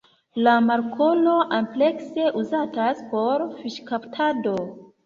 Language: Esperanto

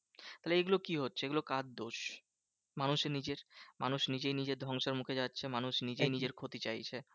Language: Bangla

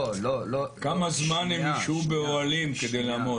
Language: Hebrew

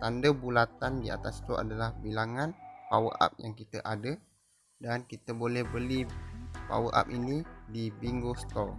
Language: Malay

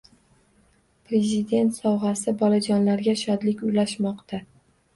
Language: Uzbek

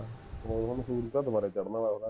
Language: Punjabi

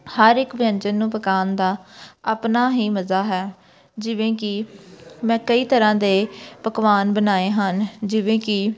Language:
Punjabi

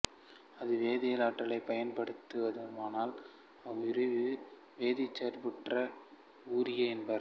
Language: Tamil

